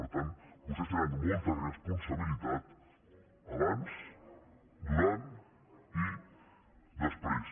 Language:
Catalan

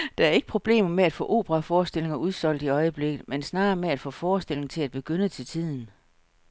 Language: Danish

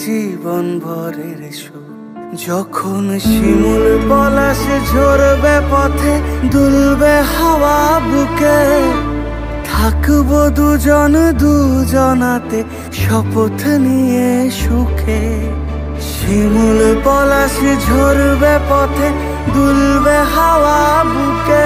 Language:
Hindi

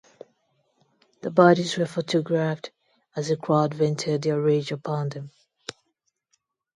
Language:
English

